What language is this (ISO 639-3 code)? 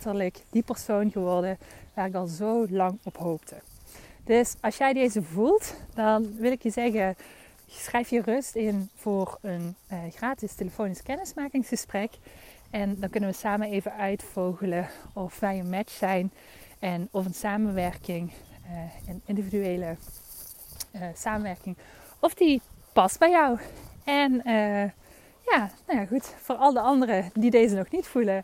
nld